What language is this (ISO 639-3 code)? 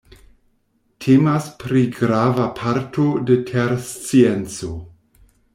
epo